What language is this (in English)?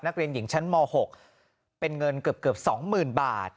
Thai